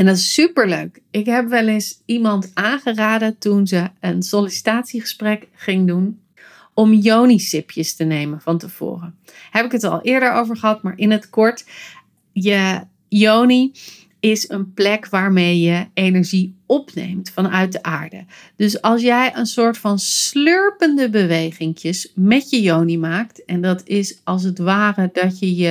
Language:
Dutch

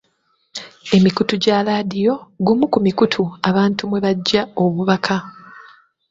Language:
Ganda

